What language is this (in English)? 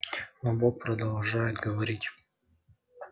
Russian